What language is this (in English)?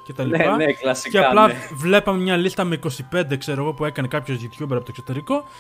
Greek